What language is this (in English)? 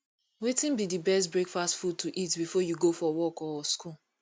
Nigerian Pidgin